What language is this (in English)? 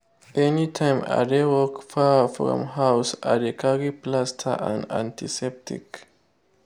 Nigerian Pidgin